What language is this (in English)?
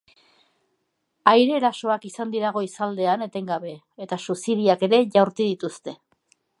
Basque